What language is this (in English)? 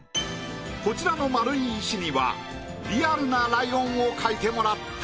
Japanese